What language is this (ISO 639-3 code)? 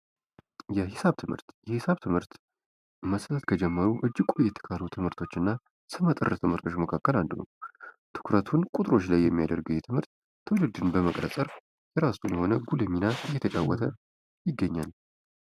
amh